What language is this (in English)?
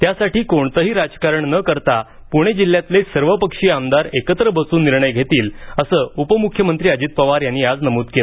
Marathi